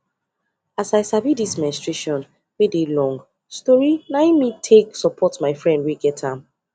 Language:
Nigerian Pidgin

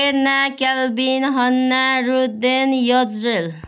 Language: Nepali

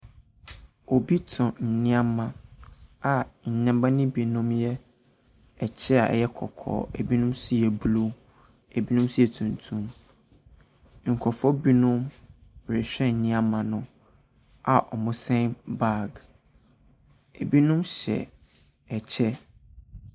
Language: Akan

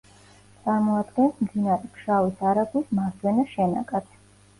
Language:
Georgian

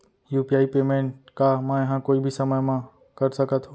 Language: Chhattisgarhi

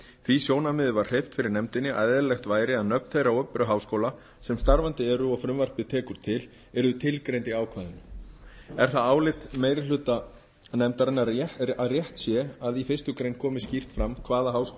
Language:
Icelandic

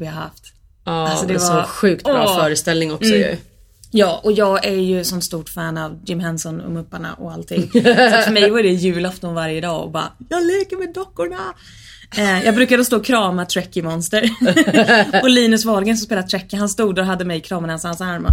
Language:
Swedish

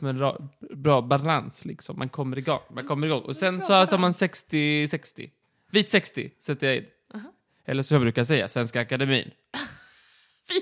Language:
Swedish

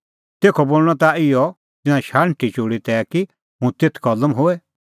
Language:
Kullu Pahari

